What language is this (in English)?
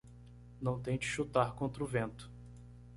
Portuguese